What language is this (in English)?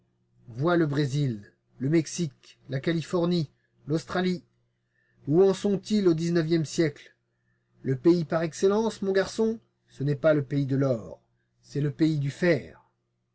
French